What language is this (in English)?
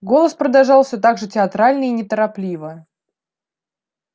Russian